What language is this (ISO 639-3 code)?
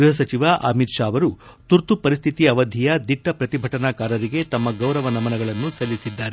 kan